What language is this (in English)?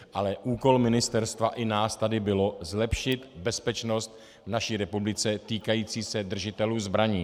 Czech